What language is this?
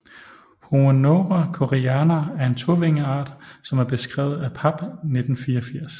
Danish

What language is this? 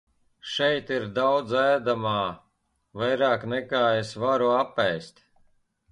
Latvian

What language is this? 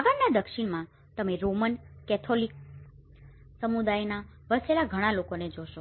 Gujarati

